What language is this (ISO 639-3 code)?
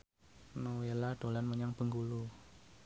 jav